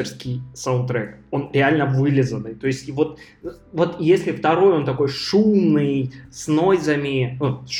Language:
Russian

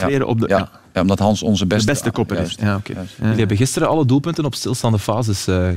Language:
Dutch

